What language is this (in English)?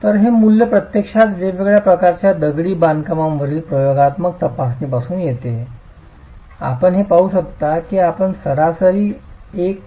Marathi